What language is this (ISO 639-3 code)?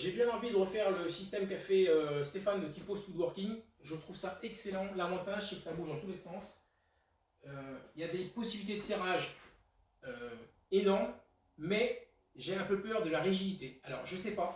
fra